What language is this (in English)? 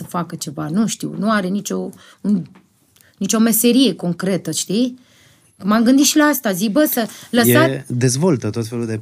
Romanian